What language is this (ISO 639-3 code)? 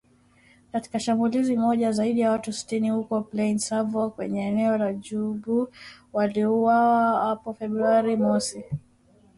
swa